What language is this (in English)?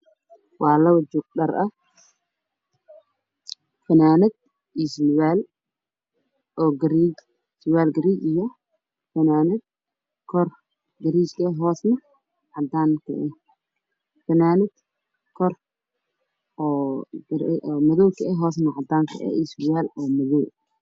Somali